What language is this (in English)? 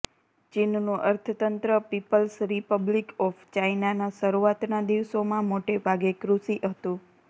Gujarati